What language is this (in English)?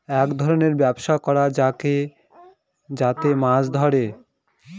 Bangla